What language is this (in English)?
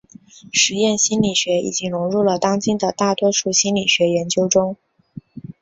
Chinese